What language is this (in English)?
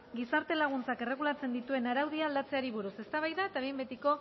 Basque